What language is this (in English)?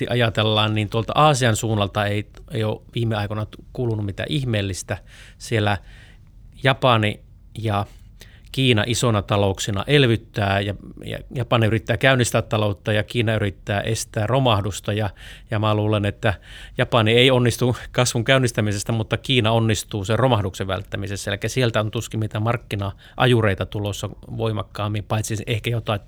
Finnish